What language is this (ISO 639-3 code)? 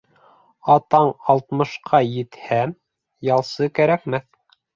bak